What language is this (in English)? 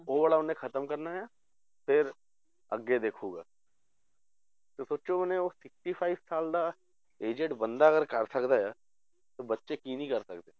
Punjabi